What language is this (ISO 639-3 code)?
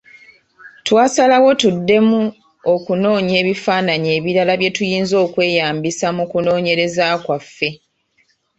lug